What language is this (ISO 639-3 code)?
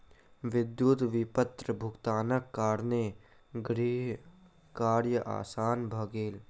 mai